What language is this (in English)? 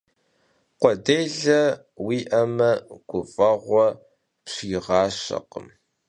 Kabardian